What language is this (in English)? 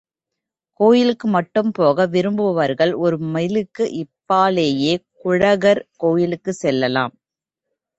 Tamil